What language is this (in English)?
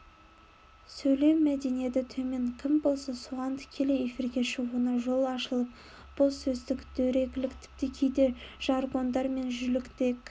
Kazakh